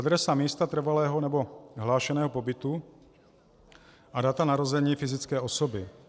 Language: Czech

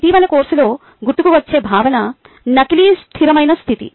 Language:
Telugu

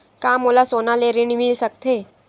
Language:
Chhattisgarhi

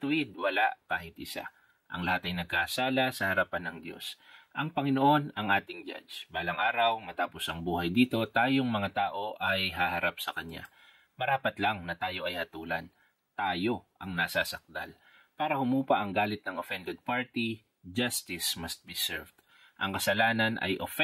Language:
Filipino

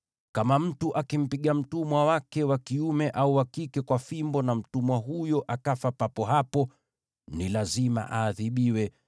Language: Swahili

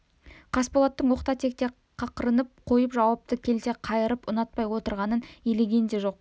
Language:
Kazakh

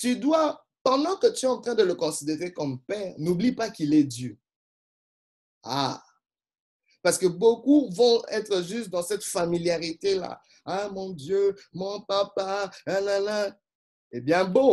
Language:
French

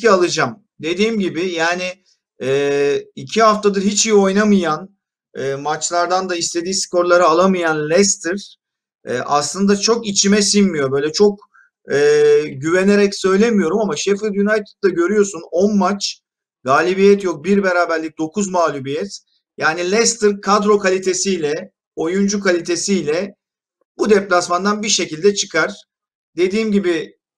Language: Turkish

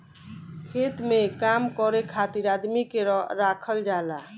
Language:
Bhojpuri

